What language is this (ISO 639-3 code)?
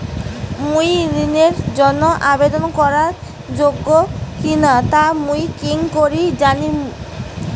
ben